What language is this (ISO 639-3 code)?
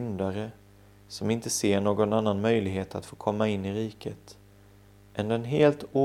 swe